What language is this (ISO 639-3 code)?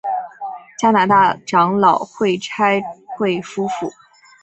zho